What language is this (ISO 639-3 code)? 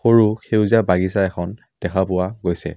asm